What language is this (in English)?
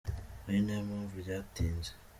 Kinyarwanda